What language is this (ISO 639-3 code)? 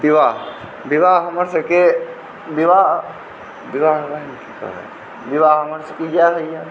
mai